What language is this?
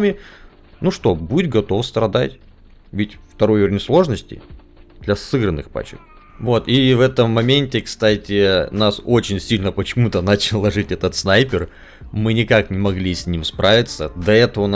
Russian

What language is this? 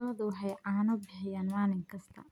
Somali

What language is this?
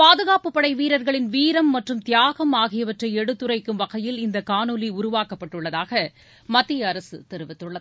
Tamil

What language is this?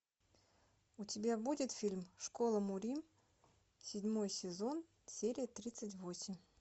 Russian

